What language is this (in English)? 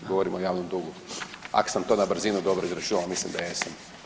Croatian